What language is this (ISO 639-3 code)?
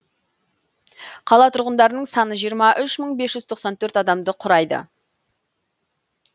kaz